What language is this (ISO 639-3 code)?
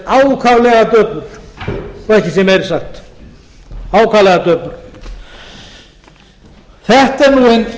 isl